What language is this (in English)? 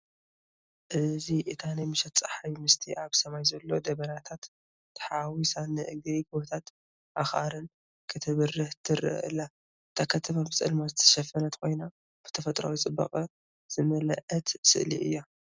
Tigrinya